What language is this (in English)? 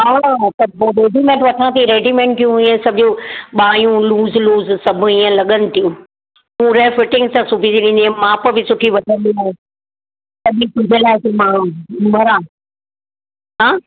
Sindhi